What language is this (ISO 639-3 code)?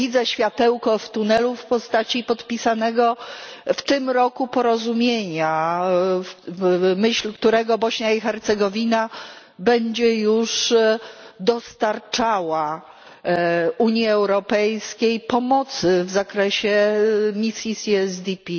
pol